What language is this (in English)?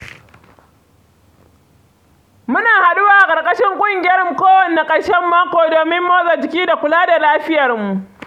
Hausa